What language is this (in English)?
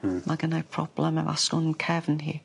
Welsh